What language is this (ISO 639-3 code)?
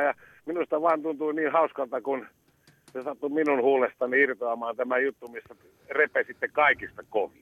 fin